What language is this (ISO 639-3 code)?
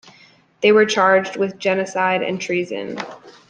eng